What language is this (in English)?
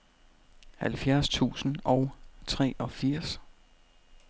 Danish